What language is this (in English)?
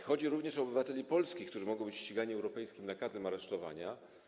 Polish